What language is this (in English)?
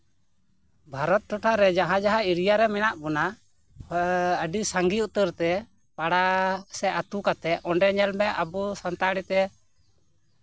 Santali